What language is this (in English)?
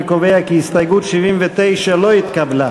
Hebrew